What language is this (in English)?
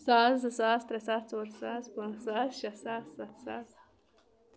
Kashmiri